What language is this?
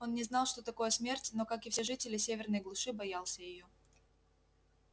Russian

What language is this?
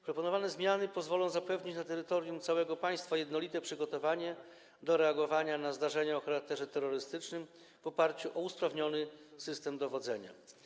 Polish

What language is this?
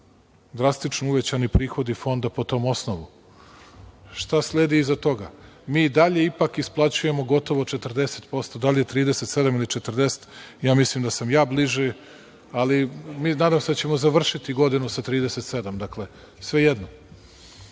Serbian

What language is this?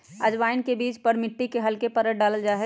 Magahi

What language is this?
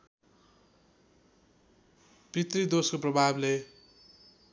Nepali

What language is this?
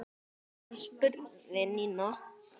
Icelandic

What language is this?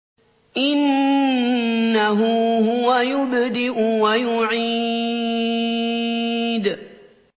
Arabic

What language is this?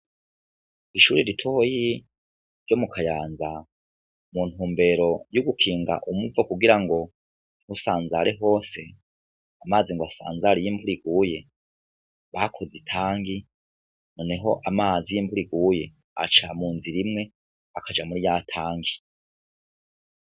Rundi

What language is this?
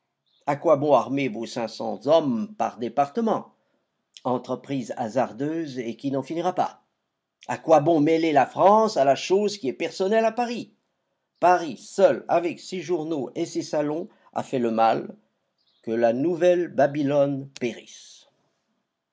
French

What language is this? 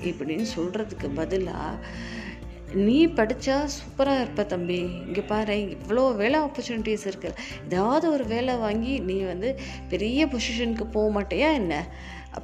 Tamil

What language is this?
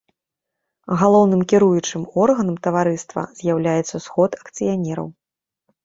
Belarusian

